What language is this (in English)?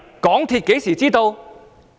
Cantonese